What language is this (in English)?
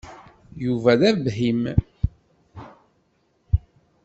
Kabyle